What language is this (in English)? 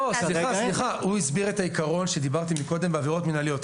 Hebrew